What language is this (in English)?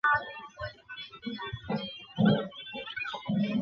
Chinese